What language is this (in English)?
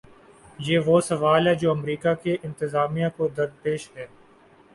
Urdu